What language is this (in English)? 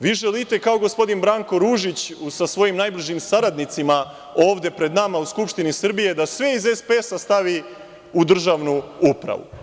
Serbian